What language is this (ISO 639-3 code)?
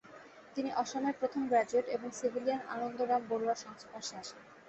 ben